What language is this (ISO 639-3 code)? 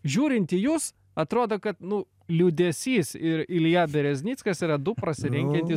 lit